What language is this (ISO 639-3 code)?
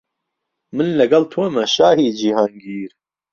ckb